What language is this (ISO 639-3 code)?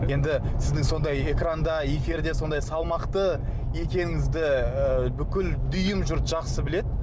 kaz